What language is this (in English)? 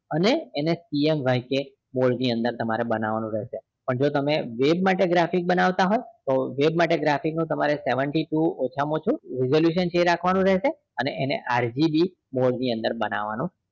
Gujarati